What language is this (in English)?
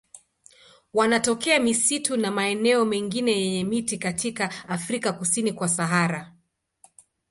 Swahili